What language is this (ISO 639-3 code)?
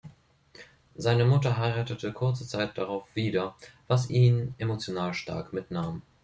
deu